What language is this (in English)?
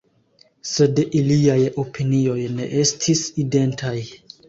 Esperanto